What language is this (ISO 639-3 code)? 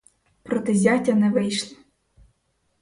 ukr